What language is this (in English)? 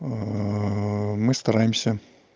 Russian